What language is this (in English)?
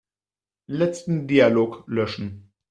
German